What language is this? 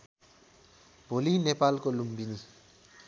Nepali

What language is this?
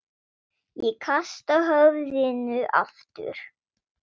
Icelandic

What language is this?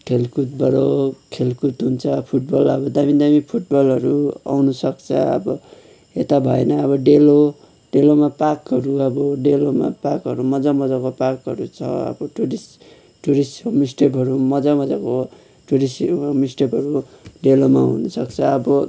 Nepali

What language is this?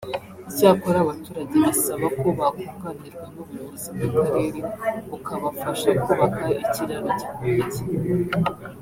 Kinyarwanda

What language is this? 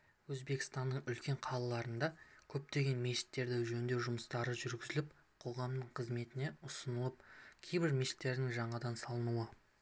Kazakh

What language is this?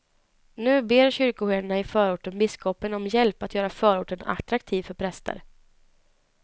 Swedish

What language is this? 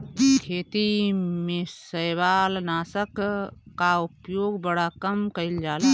Bhojpuri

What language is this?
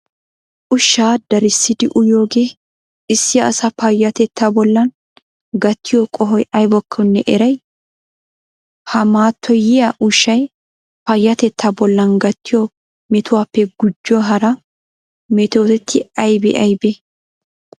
Wolaytta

